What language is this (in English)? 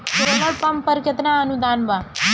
Bhojpuri